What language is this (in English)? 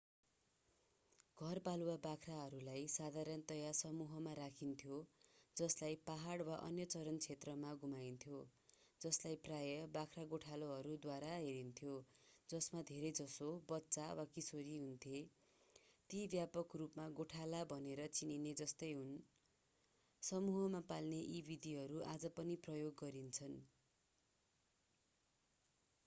Nepali